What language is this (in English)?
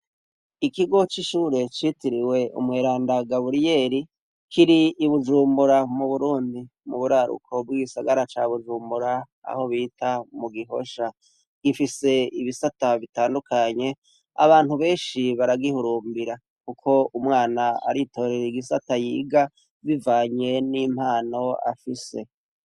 Rundi